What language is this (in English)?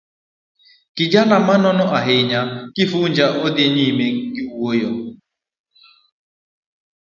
Luo (Kenya and Tanzania)